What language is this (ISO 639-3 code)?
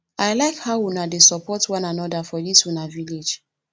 pcm